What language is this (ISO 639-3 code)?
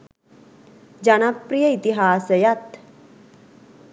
sin